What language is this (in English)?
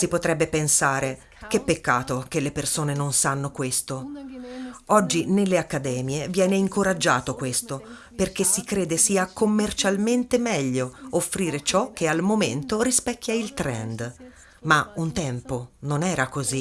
Italian